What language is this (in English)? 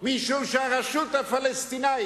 Hebrew